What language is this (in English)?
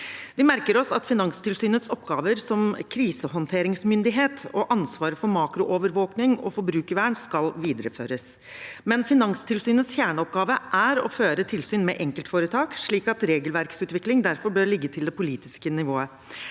Norwegian